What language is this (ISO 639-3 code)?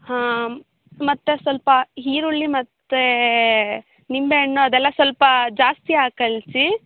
kan